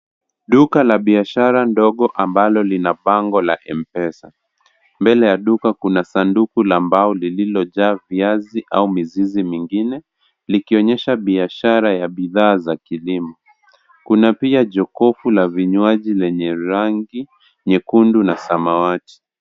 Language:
Swahili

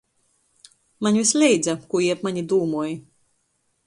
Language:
Latgalian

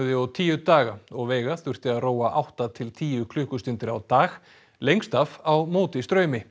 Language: Icelandic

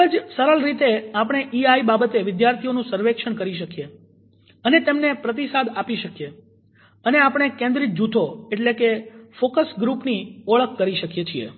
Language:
Gujarati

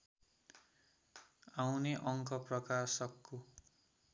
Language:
Nepali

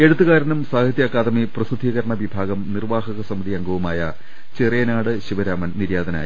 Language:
Malayalam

